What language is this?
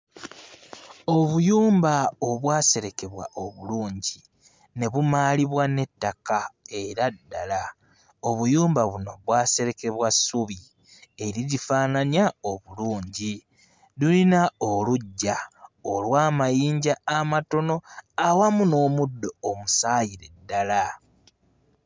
Ganda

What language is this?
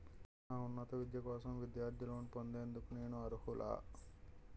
Telugu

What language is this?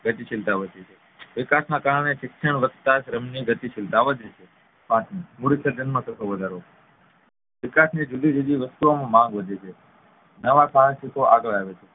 Gujarati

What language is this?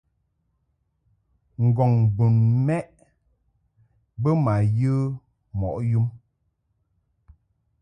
Mungaka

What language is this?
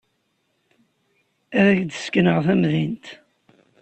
Kabyle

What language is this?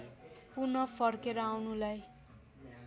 Nepali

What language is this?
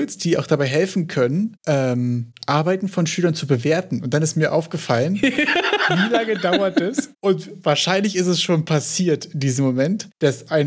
German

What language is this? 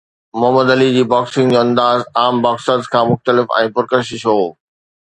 Sindhi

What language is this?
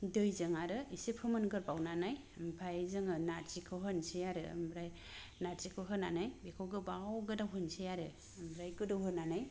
Bodo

